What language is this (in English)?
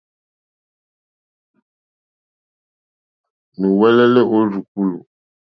Mokpwe